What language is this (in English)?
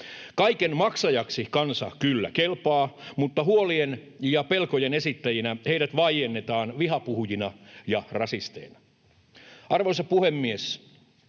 Finnish